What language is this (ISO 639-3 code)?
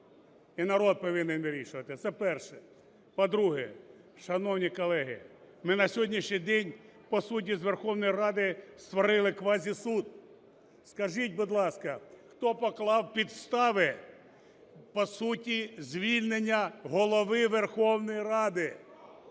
ukr